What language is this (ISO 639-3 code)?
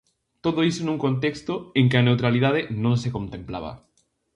glg